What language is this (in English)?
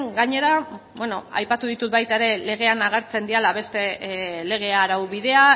Basque